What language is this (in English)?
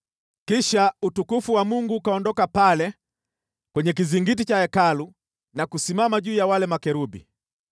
Swahili